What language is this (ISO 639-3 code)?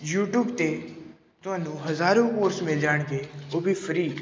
pan